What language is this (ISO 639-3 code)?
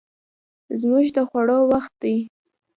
pus